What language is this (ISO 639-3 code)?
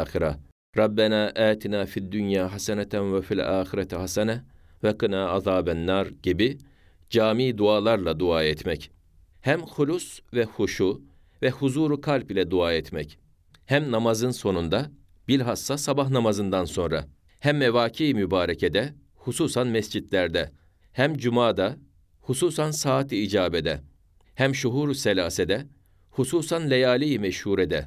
tur